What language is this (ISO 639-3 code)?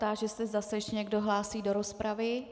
ces